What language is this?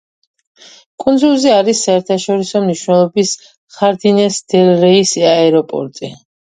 Georgian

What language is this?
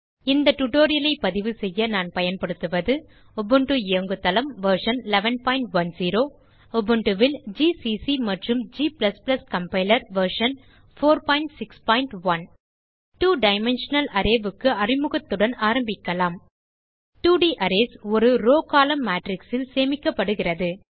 Tamil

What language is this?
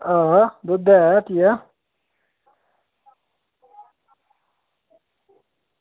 Dogri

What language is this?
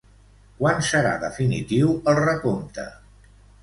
Catalan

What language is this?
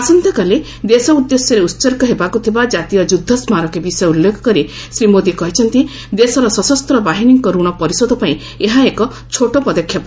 Odia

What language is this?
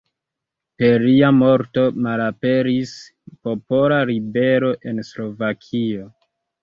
Esperanto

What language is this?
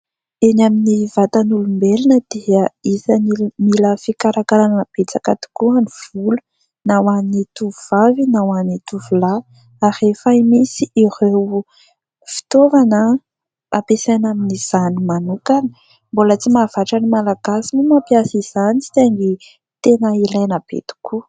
Malagasy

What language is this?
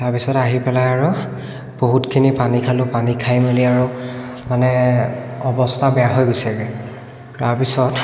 Assamese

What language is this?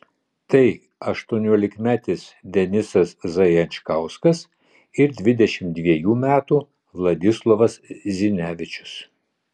Lithuanian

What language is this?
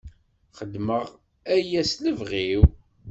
Kabyle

